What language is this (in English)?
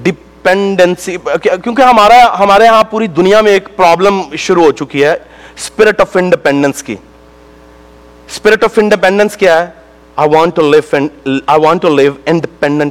Urdu